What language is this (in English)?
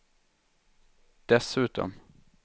Swedish